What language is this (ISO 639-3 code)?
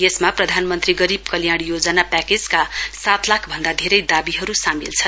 nep